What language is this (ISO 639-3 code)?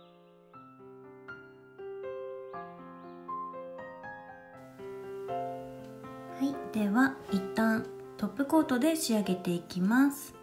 jpn